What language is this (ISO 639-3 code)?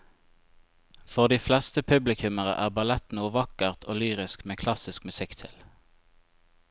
nor